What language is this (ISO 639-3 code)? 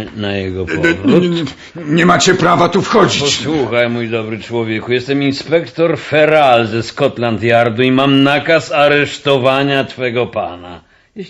pol